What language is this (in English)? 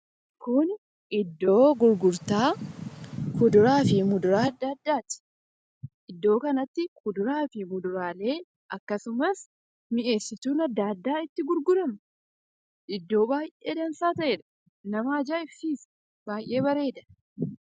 Oromo